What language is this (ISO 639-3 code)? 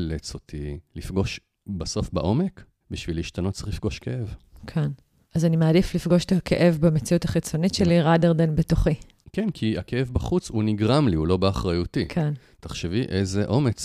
heb